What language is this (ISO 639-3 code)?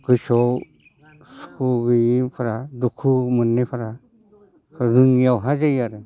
brx